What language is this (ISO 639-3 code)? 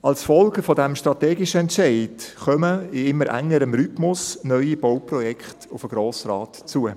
gsw